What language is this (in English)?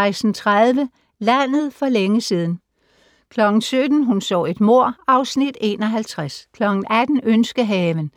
Danish